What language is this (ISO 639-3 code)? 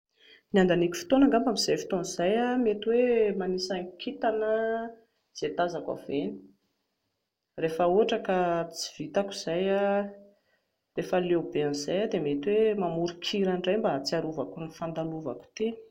mlg